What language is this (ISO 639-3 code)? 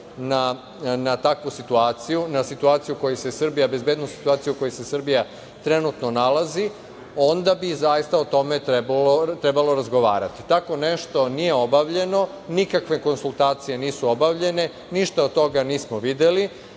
srp